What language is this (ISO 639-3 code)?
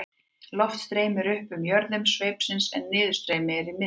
isl